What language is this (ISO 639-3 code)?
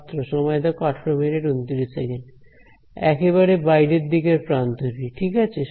ben